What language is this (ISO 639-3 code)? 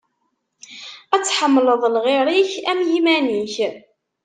kab